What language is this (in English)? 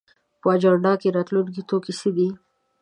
Pashto